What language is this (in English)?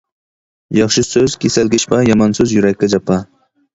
Uyghur